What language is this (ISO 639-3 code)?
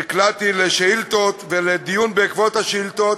heb